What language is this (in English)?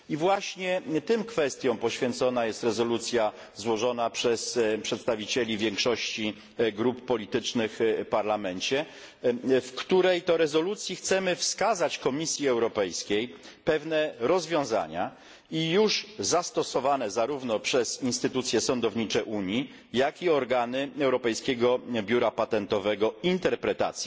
Polish